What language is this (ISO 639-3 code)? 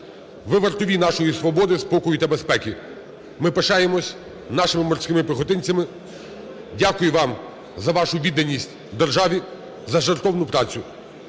ukr